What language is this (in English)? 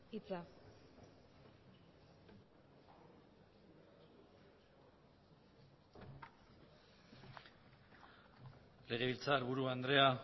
Basque